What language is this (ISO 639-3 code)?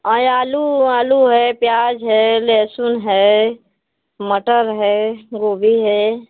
hin